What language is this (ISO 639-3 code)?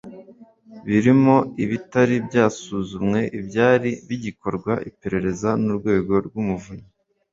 kin